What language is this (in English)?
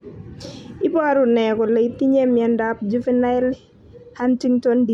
Kalenjin